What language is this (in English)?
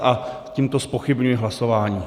Czech